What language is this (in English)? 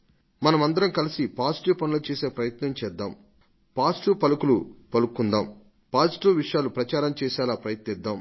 Telugu